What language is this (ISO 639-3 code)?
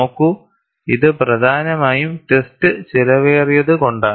mal